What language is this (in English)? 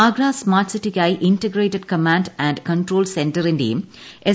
Malayalam